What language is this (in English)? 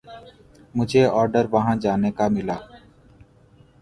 Urdu